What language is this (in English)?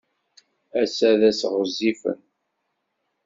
Kabyle